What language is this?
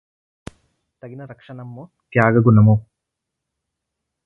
Telugu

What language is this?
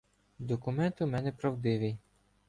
Ukrainian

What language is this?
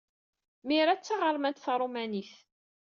Kabyle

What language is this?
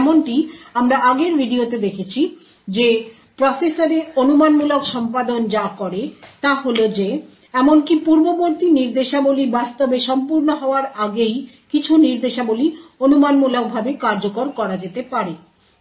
Bangla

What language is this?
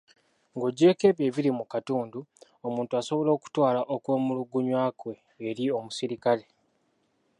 Ganda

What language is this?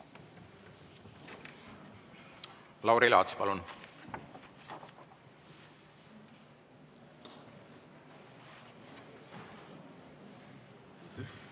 Estonian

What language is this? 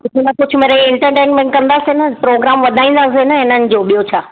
Sindhi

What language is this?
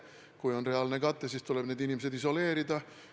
Estonian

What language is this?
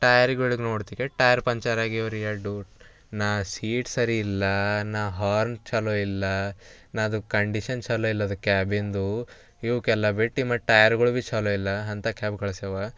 Kannada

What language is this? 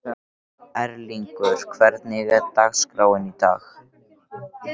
Icelandic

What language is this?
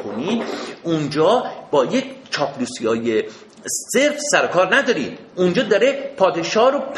Persian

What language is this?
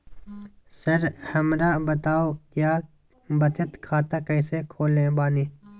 Magahi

